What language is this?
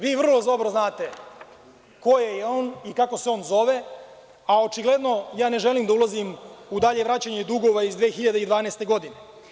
Serbian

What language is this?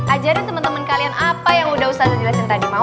Indonesian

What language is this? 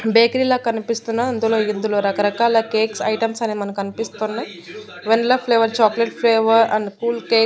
Telugu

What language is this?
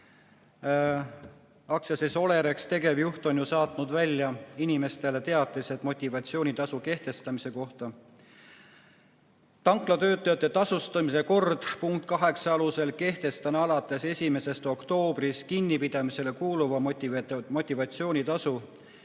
Estonian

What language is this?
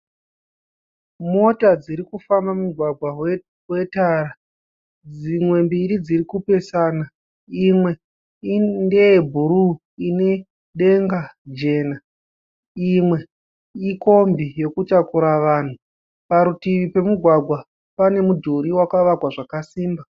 Shona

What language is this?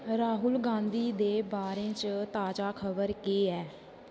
Dogri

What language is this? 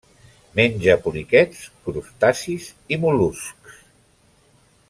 Catalan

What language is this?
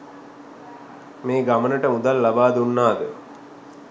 Sinhala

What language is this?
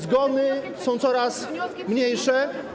Polish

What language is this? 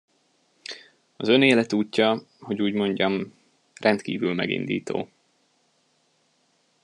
Hungarian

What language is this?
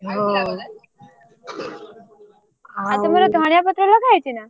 Odia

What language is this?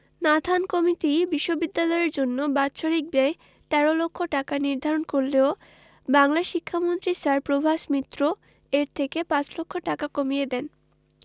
Bangla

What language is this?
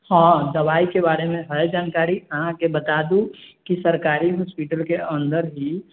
Maithili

